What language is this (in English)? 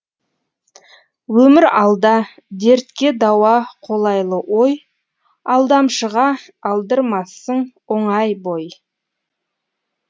Kazakh